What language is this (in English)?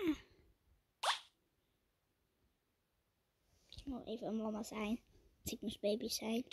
Dutch